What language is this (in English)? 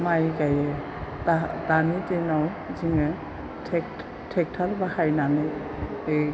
Bodo